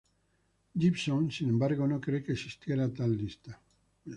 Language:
Spanish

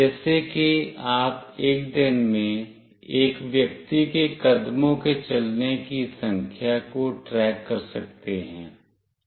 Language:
Hindi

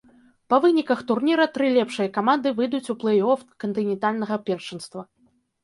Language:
Belarusian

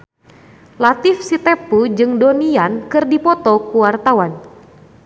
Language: Sundanese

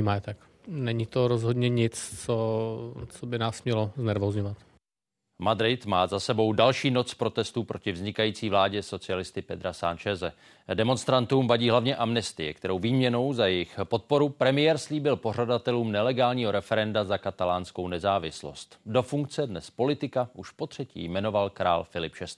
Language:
Czech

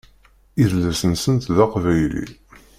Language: Kabyle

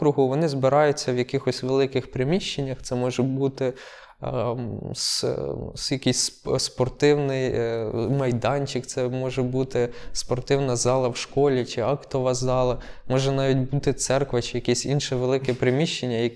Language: Ukrainian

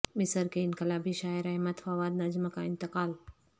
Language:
Urdu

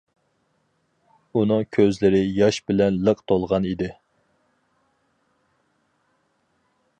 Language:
Uyghur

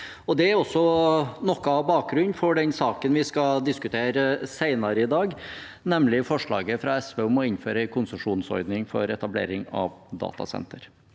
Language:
Norwegian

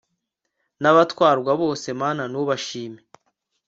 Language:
Kinyarwanda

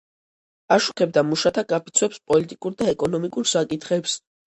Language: Georgian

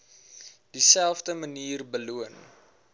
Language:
Afrikaans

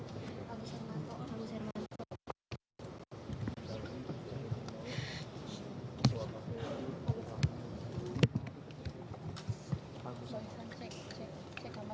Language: Indonesian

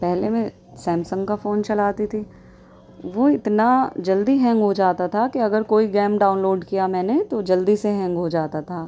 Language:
Urdu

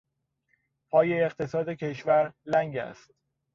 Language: Persian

